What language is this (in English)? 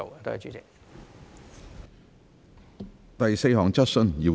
Cantonese